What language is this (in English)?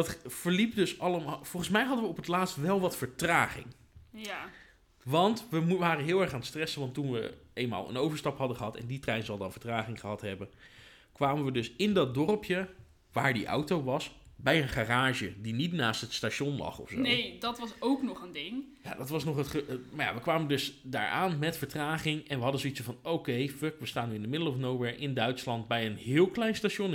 Dutch